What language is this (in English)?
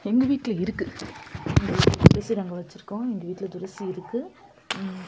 Tamil